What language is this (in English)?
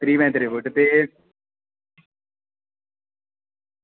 Dogri